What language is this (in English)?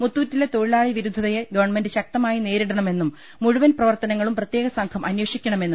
Malayalam